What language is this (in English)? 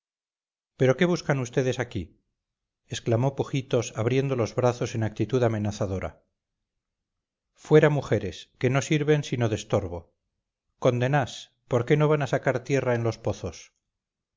Spanish